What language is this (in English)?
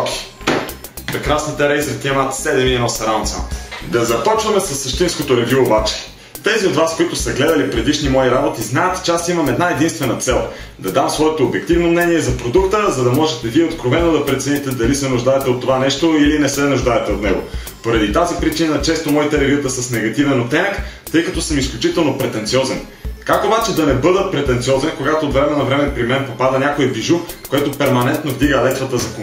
Bulgarian